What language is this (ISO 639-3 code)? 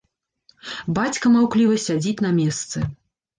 bel